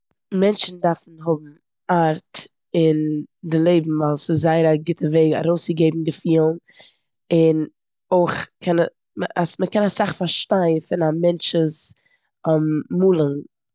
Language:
Yiddish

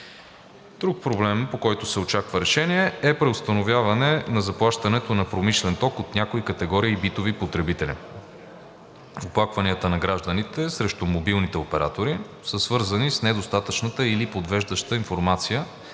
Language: Bulgarian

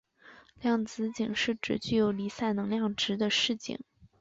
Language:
Chinese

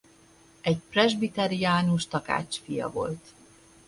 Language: Hungarian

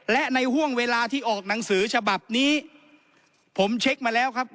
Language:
Thai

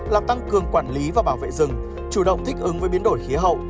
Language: Vietnamese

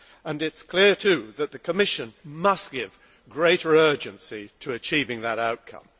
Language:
English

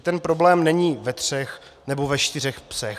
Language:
Czech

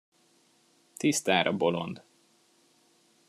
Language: Hungarian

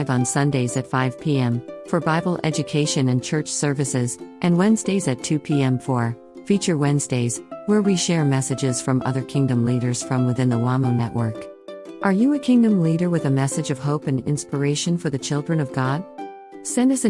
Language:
English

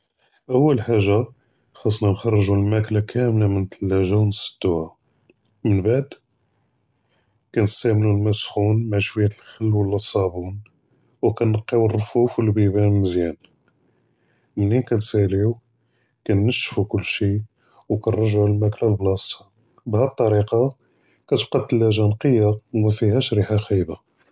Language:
Judeo-Arabic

